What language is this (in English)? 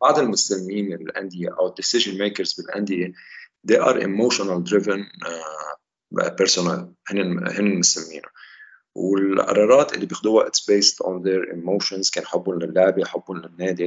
Arabic